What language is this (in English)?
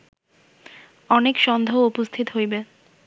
Bangla